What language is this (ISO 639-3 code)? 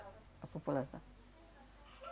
por